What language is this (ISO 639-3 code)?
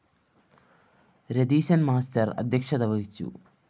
mal